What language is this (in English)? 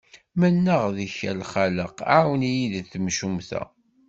Kabyle